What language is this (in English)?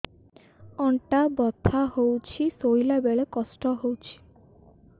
Odia